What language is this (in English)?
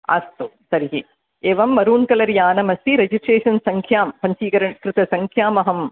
Sanskrit